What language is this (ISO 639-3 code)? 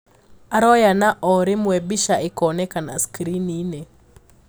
kik